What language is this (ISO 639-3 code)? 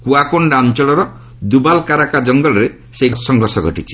ori